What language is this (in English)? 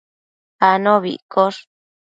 Matsés